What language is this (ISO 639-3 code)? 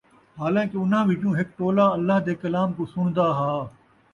skr